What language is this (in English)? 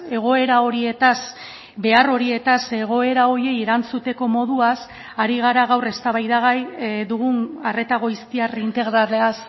Basque